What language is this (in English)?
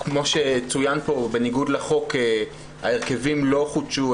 Hebrew